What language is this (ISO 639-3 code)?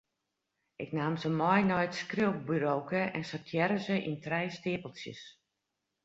fry